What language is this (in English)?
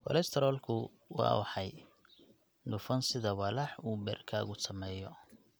Somali